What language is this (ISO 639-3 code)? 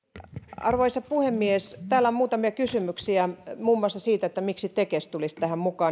fin